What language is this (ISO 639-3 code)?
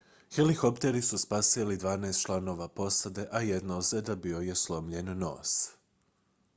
hrv